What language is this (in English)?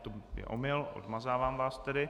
Czech